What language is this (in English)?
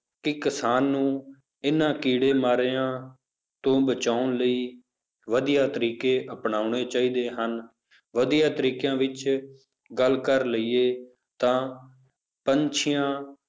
Punjabi